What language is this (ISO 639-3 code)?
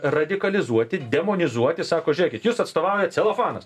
lit